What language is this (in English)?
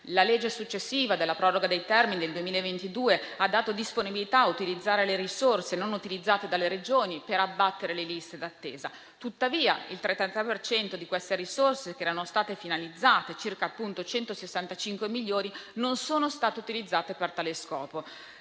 Italian